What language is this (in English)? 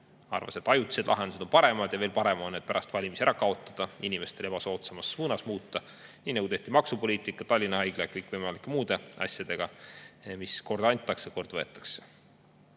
Estonian